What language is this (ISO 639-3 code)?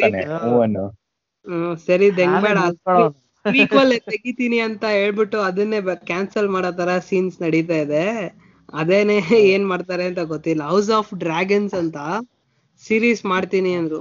kan